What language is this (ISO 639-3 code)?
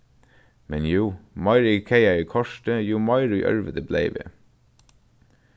fao